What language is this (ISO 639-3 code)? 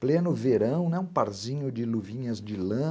por